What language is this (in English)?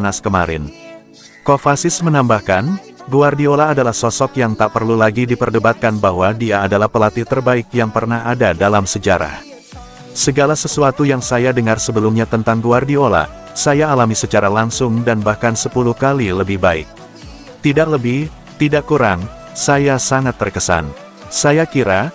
Indonesian